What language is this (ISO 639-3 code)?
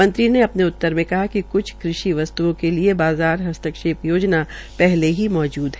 hin